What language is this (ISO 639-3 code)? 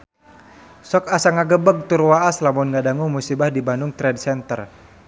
sun